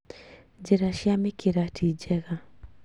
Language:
Kikuyu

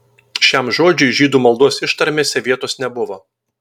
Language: Lithuanian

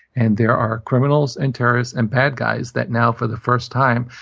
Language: English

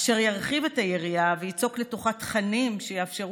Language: Hebrew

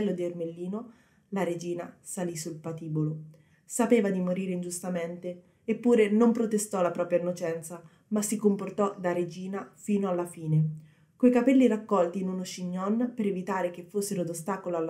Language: Italian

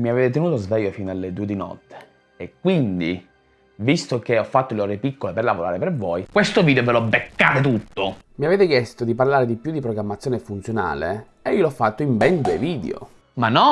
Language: Italian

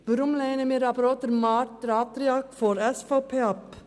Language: Swiss German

